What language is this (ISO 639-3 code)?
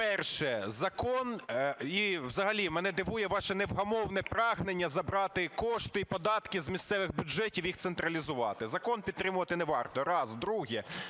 ukr